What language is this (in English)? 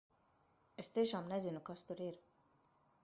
Latvian